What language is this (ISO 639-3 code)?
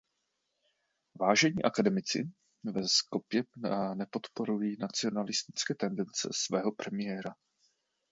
ces